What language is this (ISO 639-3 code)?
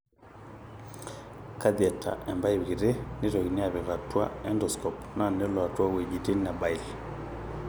mas